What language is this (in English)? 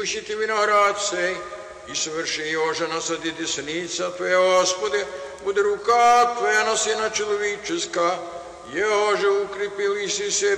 Romanian